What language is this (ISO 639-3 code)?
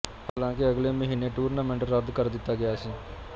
pan